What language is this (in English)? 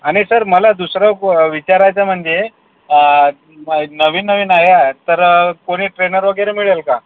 Marathi